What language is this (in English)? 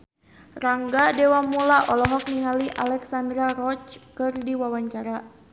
Sundanese